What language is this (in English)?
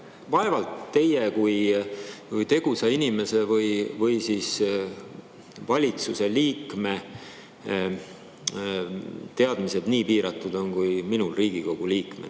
Estonian